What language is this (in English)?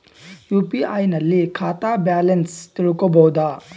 Kannada